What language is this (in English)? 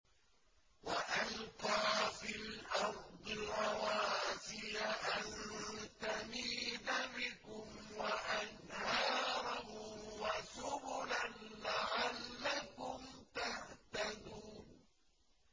Arabic